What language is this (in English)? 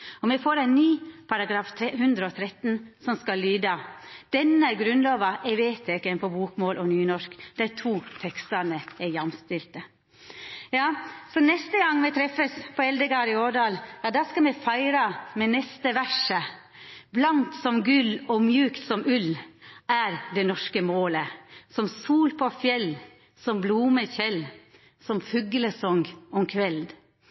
Norwegian Nynorsk